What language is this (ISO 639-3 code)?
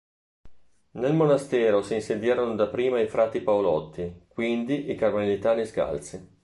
ita